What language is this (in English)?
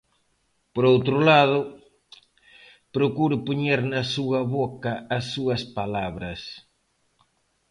Galician